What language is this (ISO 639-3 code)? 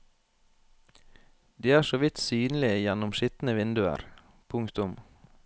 nor